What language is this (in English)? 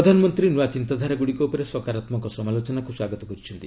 Odia